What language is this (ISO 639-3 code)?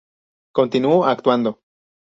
spa